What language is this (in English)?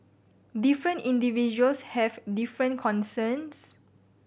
English